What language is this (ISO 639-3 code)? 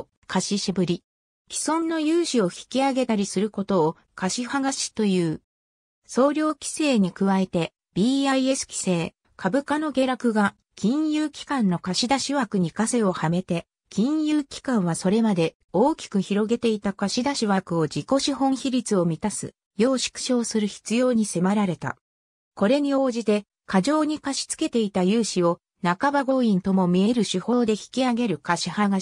jpn